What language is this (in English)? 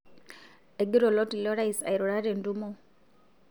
Masai